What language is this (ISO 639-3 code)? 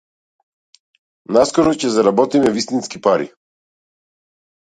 mkd